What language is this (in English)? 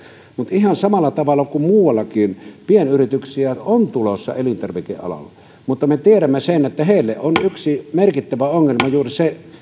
Finnish